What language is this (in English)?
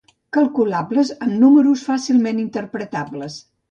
Catalan